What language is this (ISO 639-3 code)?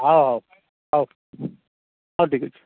ori